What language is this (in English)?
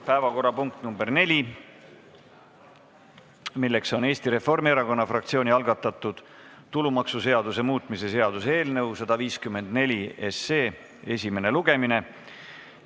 Estonian